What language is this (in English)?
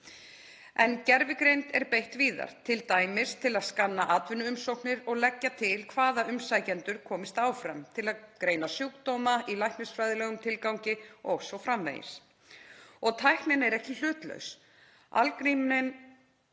Icelandic